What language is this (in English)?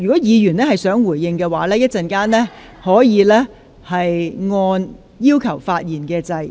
Cantonese